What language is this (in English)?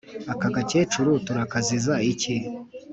Kinyarwanda